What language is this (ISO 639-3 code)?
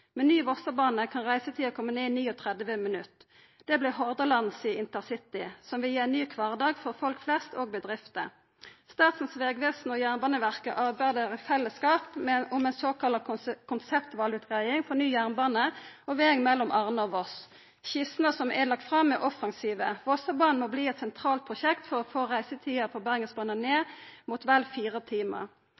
nno